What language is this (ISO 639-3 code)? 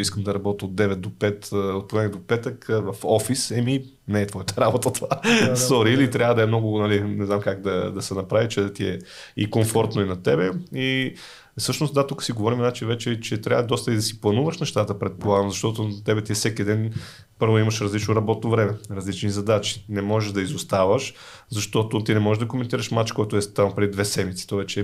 bul